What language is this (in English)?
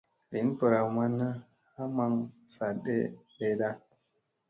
Musey